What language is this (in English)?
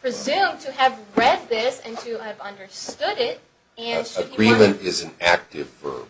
English